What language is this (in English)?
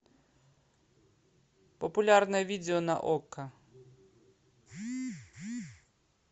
Russian